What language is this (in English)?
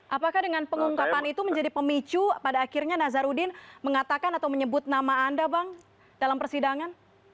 Indonesian